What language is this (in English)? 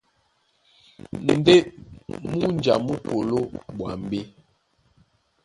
Duala